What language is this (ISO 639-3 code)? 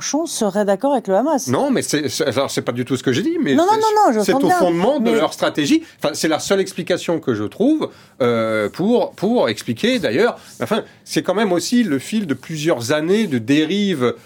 fra